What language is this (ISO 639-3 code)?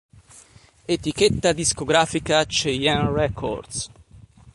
ita